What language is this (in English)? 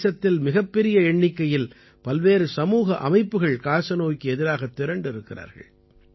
Tamil